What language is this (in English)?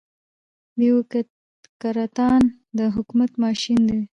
Pashto